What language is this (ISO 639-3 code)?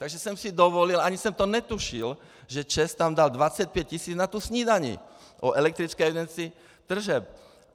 ces